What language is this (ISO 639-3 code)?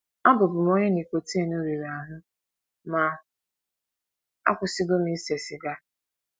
ibo